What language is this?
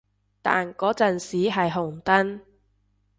Cantonese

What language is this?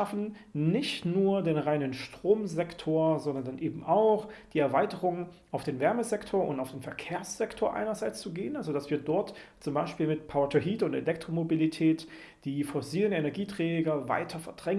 German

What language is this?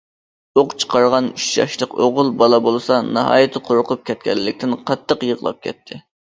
Uyghur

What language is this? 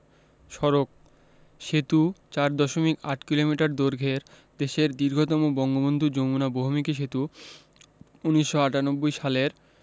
Bangla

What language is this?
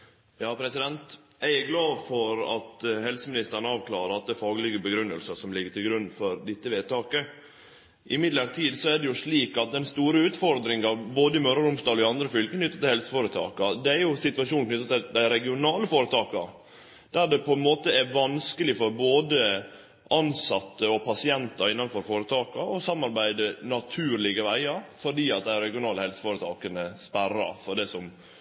Norwegian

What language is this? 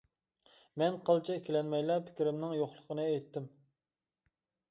Uyghur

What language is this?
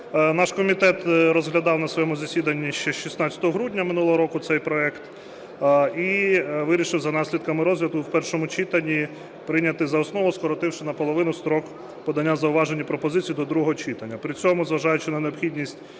Ukrainian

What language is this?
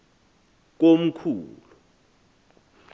Xhosa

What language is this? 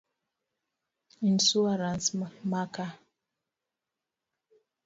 Luo (Kenya and Tanzania)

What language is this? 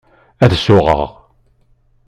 Kabyle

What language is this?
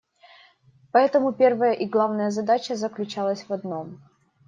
Russian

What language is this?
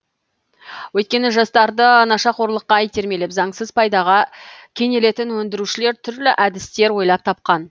Kazakh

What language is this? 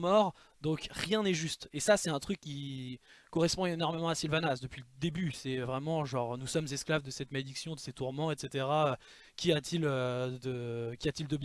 French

